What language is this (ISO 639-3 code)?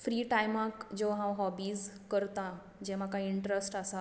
kok